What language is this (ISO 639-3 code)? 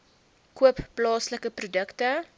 afr